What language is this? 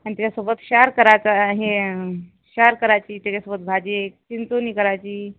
Marathi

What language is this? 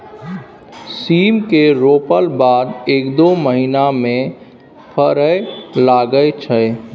Maithili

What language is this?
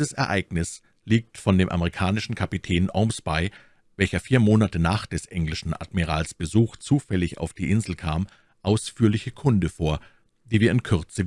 German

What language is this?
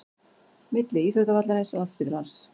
Icelandic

